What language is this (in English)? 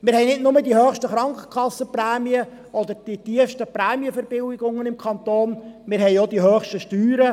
Swiss German